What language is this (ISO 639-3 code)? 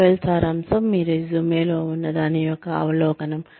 tel